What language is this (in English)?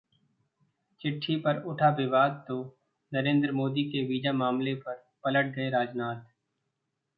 Hindi